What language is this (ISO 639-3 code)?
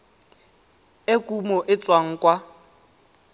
tsn